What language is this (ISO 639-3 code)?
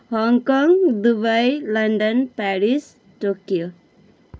nep